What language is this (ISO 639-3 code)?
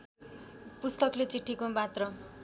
nep